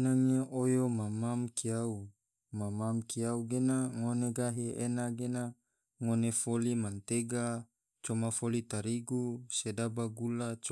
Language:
Tidore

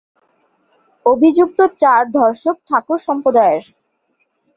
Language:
Bangla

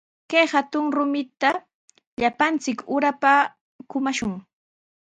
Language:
Sihuas Ancash Quechua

